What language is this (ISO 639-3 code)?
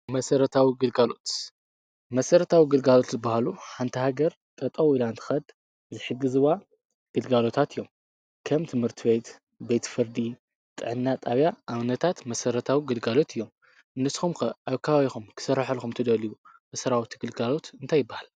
tir